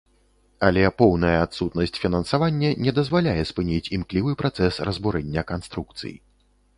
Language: Belarusian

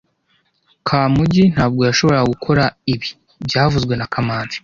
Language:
Kinyarwanda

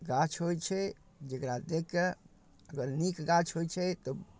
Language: Maithili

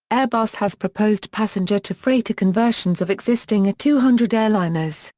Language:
English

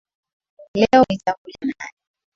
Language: Swahili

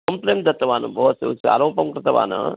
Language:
Sanskrit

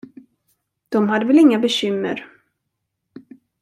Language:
Swedish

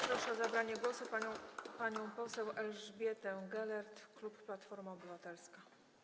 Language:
Polish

